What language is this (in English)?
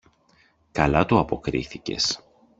Greek